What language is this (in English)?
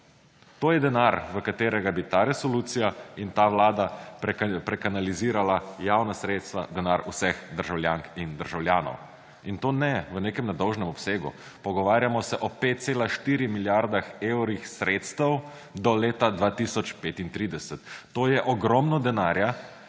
Slovenian